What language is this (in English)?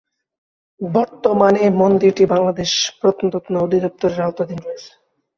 Bangla